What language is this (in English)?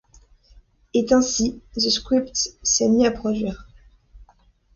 French